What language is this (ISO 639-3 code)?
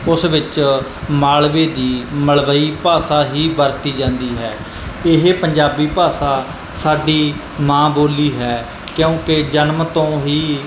pan